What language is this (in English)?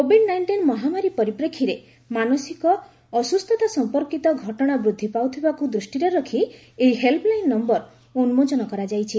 Odia